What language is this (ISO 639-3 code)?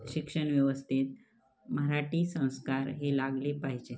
mar